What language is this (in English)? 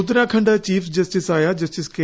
Malayalam